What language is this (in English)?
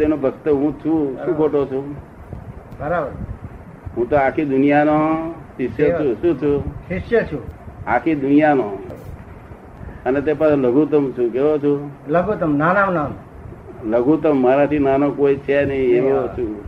Gujarati